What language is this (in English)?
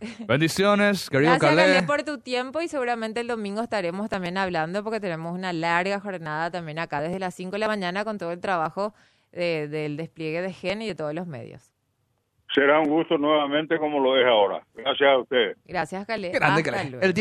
Spanish